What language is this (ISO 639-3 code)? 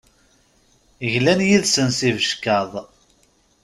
kab